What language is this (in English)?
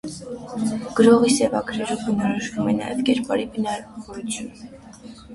Armenian